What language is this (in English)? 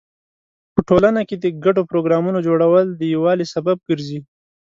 Pashto